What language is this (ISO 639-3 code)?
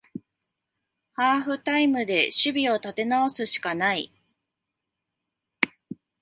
jpn